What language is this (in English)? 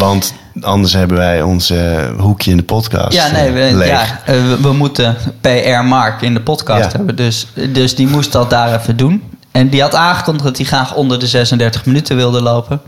Dutch